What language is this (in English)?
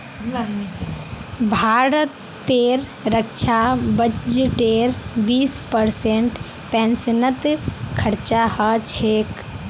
Magahi